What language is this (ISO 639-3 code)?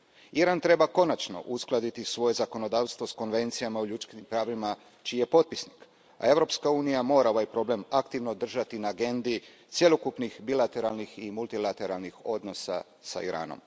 hrv